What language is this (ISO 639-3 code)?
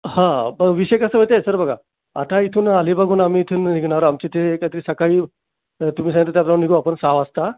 mar